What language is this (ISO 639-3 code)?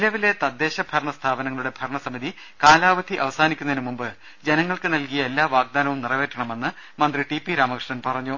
mal